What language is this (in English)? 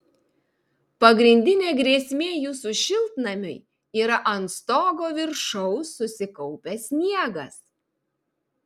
Lithuanian